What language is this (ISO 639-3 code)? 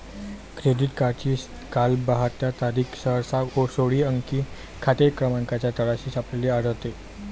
mar